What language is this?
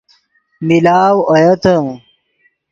Yidgha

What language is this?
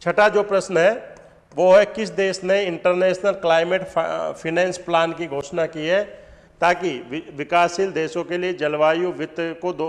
Hindi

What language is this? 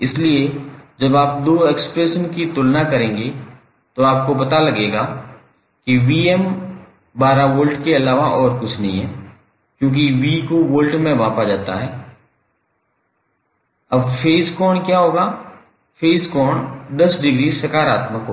Hindi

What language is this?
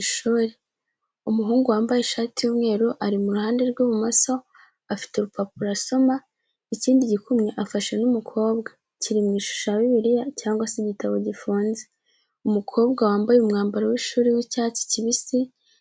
Kinyarwanda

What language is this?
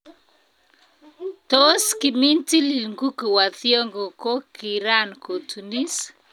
Kalenjin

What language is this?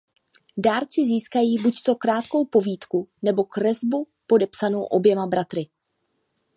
Czech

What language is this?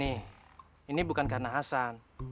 Indonesian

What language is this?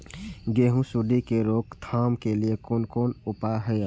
Maithili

